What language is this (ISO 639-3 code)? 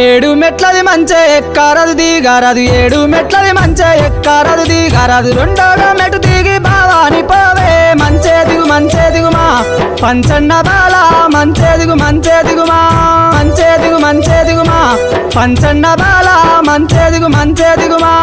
tel